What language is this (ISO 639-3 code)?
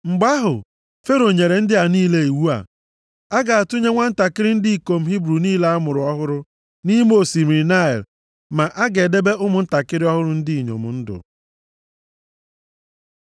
ibo